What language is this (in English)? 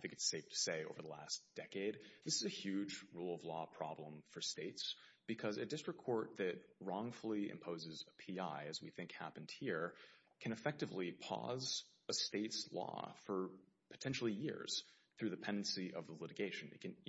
English